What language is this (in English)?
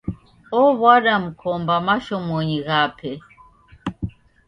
Taita